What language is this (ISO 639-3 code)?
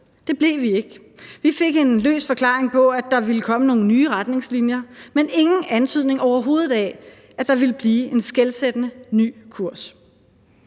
dan